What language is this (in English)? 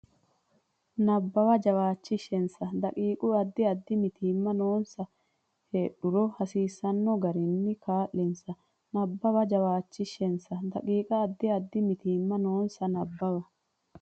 Sidamo